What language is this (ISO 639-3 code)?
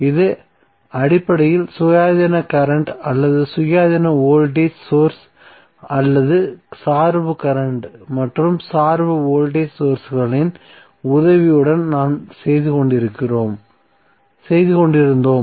tam